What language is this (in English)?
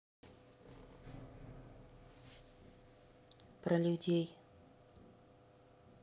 Russian